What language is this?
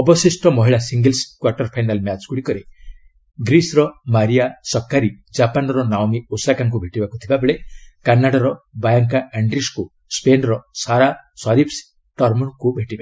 Odia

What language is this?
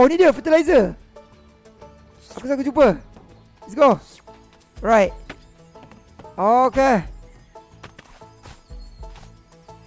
Malay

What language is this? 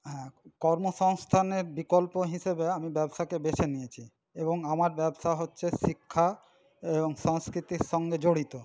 Bangla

